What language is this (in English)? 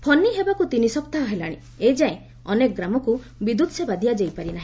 Odia